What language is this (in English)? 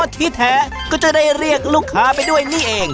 Thai